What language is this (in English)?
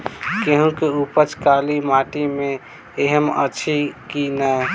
Maithili